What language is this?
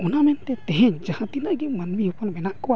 Santali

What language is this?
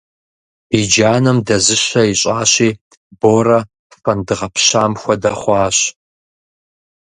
Kabardian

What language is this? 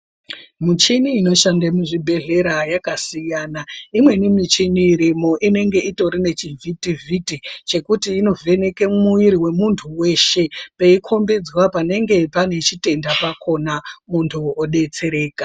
Ndau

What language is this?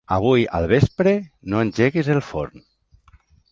Catalan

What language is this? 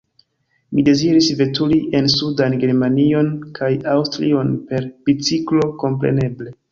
Esperanto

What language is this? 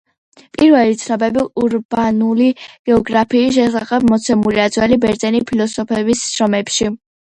Georgian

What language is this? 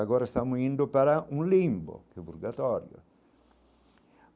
Portuguese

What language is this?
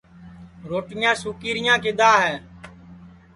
Sansi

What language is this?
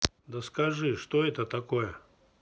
Russian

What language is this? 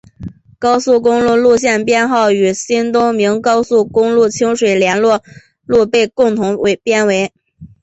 Chinese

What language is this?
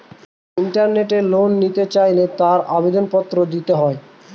Bangla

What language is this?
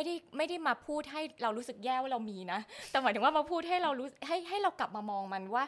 Thai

